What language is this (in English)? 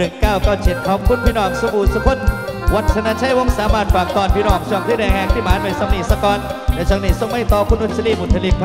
Thai